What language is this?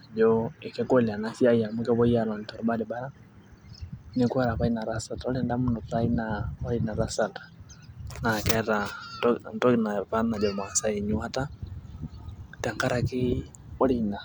Masai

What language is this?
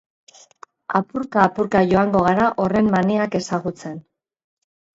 Basque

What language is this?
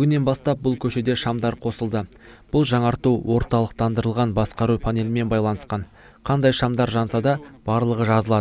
Turkish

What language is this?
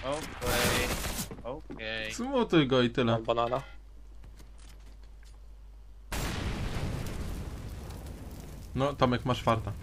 Polish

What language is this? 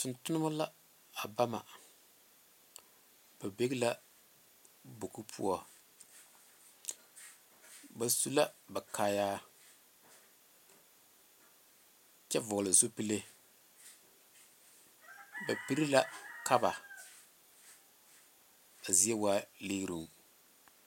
Southern Dagaare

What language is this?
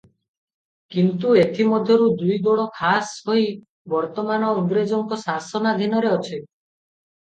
Odia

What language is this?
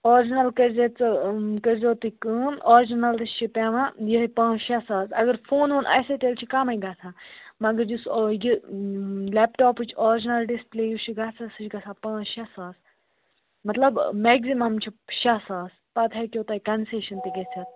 Kashmiri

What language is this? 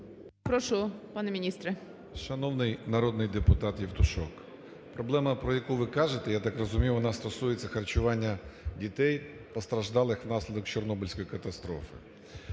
Ukrainian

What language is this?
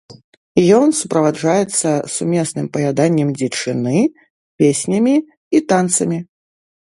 Belarusian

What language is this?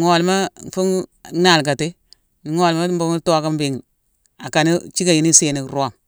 Mansoanka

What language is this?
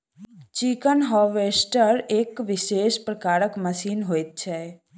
Maithili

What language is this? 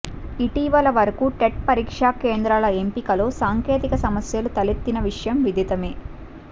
Telugu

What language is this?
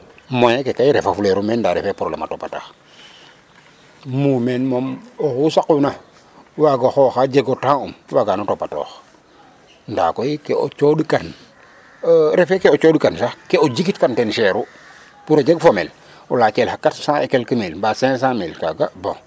Serer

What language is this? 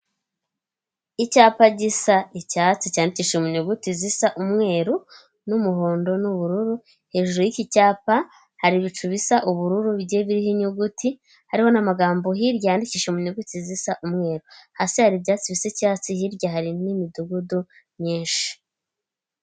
Kinyarwanda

